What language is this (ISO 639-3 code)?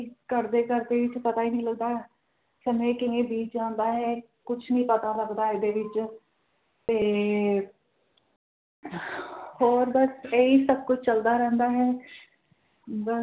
pan